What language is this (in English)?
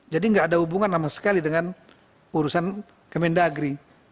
Indonesian